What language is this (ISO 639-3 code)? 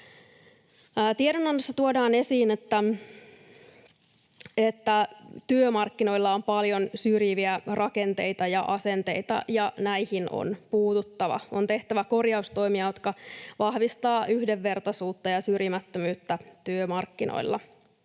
fin